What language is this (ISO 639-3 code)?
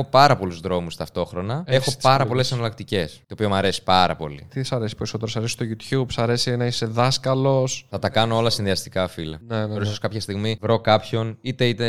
ell